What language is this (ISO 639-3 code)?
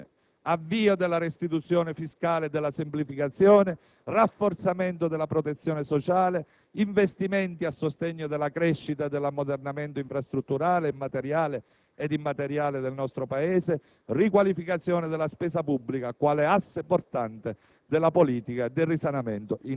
ita